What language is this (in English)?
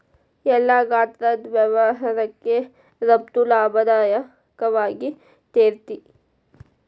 Kannada